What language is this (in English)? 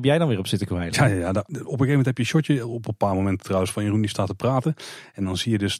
Dutch